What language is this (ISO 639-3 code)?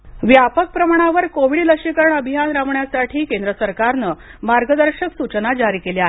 mar